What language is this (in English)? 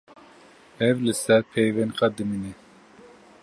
Kurdish